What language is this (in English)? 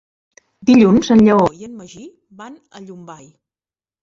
Catalan